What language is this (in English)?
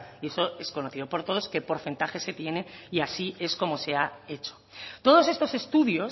Spanish